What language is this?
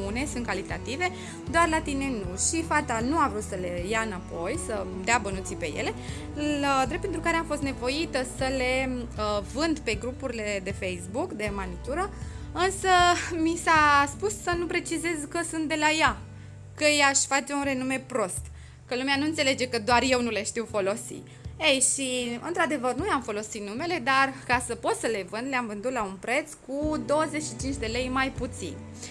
Romanian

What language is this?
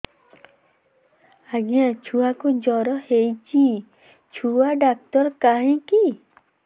Odia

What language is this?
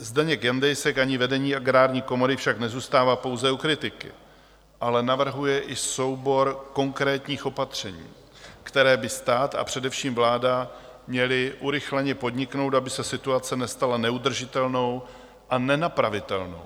Czech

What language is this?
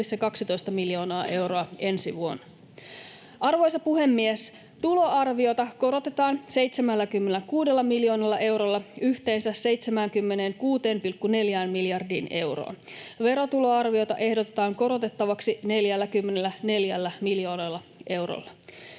Finnish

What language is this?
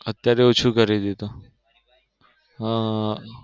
Gujarati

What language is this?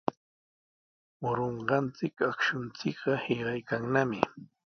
Sihuas Ancash Quechua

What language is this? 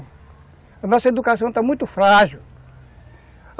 Portuguese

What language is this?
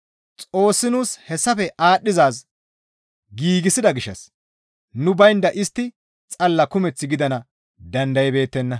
Gamo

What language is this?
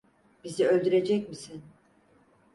Turkish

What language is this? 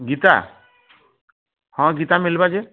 Odia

